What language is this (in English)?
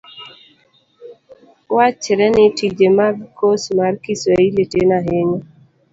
Luo (Kenya and Tanzania)